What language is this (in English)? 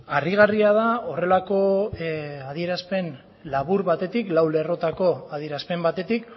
Basque